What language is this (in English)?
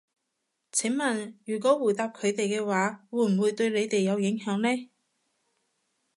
Cantonese